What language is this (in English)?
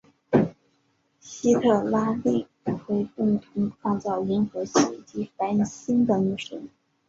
Chinese